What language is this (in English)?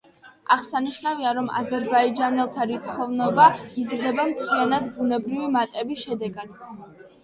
Georgian